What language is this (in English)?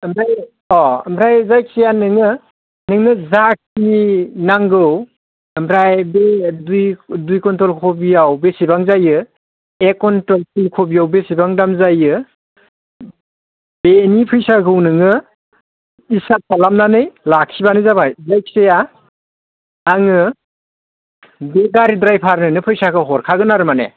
Bodo